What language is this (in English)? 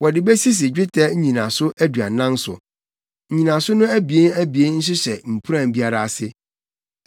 Akan